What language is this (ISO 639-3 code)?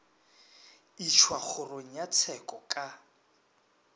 nso